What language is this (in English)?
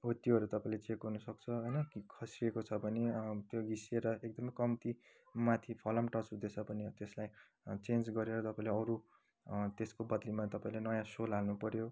Nepali